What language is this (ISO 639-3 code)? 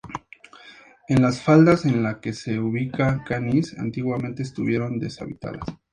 spa